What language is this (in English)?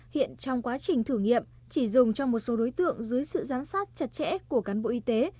Vietnamese